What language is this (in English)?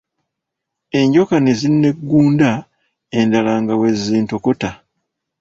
Ganda